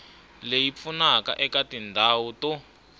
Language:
Tsonga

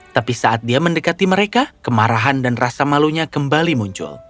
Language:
Indonesian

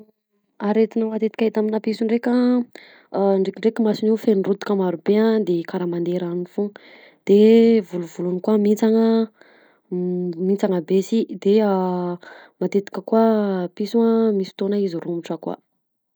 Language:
Southern Betsimisaraka Malagasy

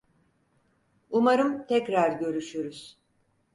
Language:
Turkish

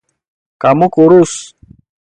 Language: Indonesian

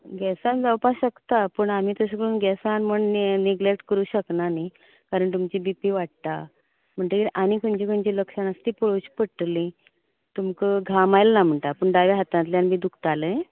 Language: Konkani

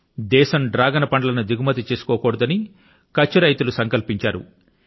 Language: Telugu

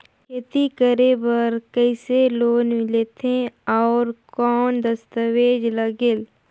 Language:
Chhattisgarhi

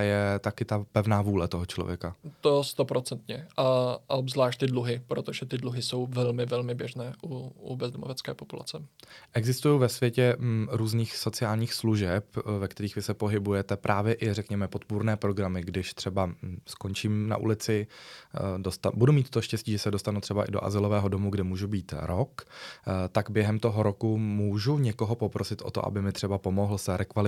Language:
Czech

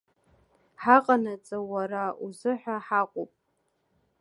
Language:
Abkhazian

